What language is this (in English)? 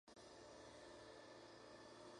Spanish